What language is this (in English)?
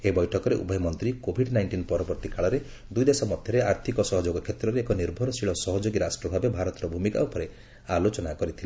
Odia